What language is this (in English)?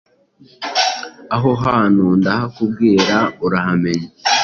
Kinyarwanda